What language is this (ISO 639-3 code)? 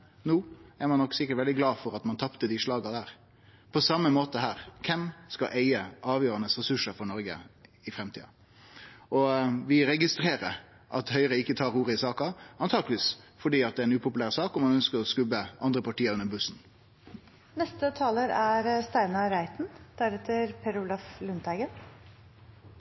nno